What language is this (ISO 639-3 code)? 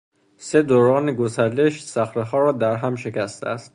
fas